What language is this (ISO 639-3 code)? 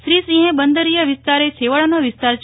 guj